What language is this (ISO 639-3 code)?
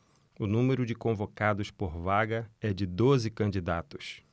por